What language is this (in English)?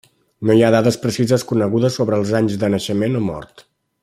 Catalan